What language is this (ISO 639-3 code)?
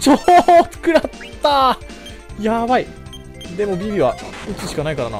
jpn